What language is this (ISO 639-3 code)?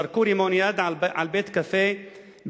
heb